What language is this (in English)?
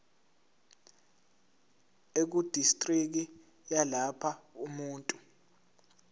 Zulu